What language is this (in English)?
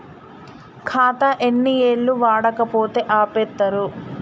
Telugu